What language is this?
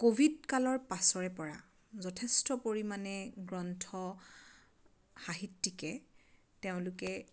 Assamese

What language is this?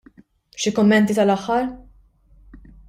Maltese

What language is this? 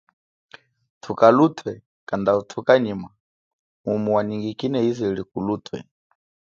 Chokwe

